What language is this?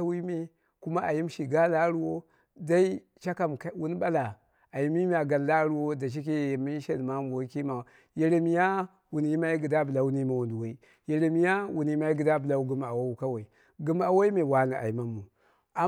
Dera (Nigeria)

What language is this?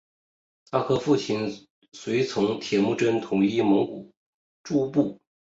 Chinese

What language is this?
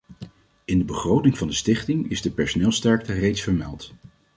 Dutch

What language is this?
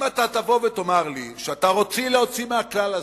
Hebrew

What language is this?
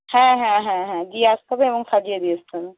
Bangla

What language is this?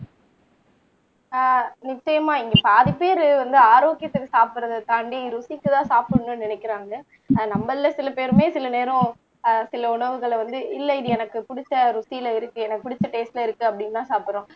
Tamil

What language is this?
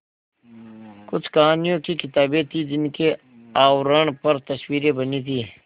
Hindi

